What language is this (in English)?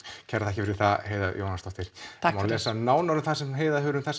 Icelandic